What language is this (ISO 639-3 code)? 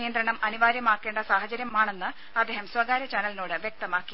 mal